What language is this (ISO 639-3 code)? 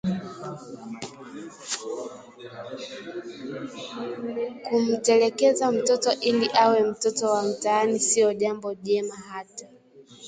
swa